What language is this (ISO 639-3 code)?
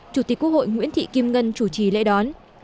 vie